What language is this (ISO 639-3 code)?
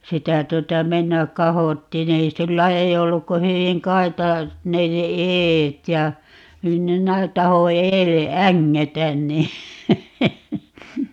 fin